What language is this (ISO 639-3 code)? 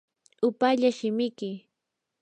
qur